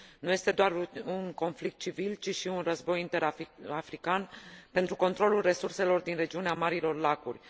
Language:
Romanian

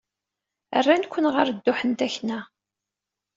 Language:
Kabyle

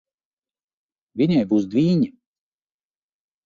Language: Latvian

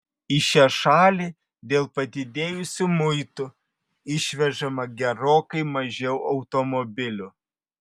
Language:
Lithuanian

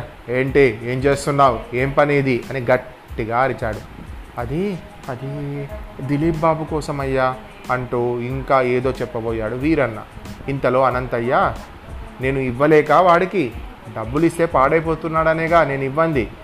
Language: Telugu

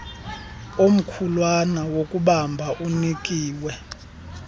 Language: Xhosa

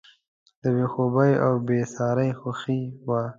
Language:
Pashto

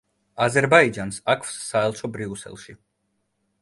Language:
Georgian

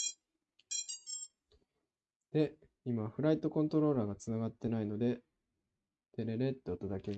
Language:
Japanese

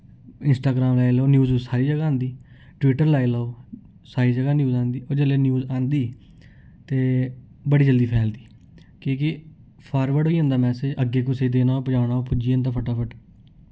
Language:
Dogri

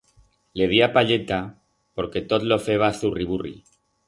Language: Aragonese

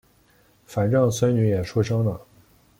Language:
Chinese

